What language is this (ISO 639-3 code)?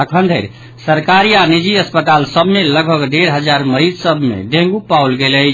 mai